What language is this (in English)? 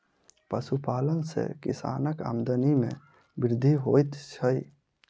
Maithili